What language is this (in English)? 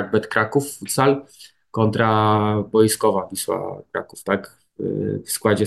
Polish